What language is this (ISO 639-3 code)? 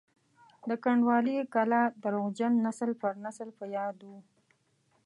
pus